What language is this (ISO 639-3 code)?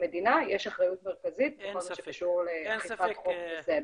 heb